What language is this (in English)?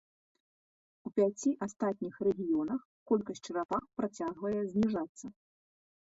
Belarusian